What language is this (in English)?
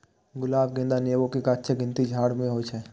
Maithili